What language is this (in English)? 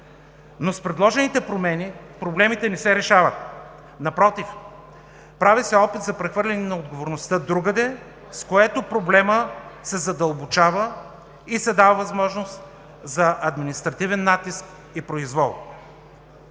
Bulgarian